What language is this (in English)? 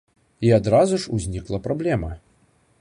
Belarusian